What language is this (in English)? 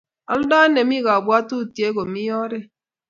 Kalenjin